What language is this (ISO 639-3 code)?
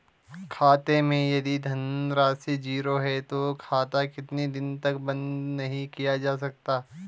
hin